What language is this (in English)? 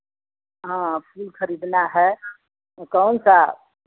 Hindi